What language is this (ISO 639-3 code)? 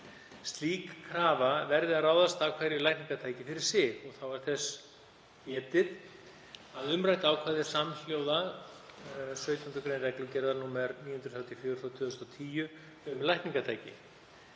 isl